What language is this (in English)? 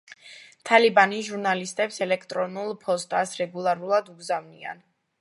Georgian